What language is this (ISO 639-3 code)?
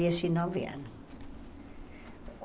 por